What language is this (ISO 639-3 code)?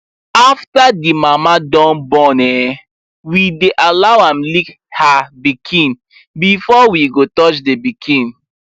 pcm